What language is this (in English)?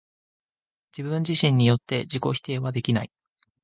Japanese